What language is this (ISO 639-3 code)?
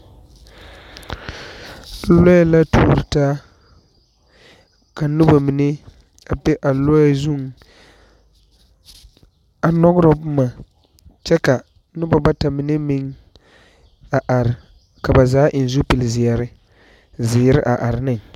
dga